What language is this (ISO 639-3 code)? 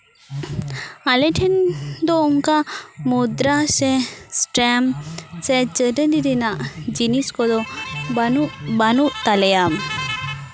sat